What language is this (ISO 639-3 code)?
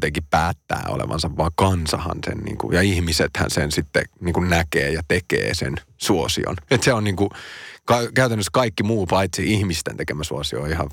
fin